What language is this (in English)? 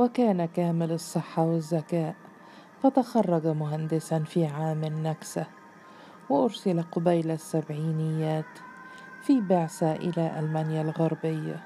Arabic